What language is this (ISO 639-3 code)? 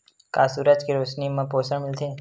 hne